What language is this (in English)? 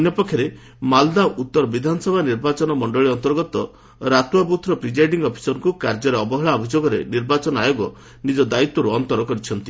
Odia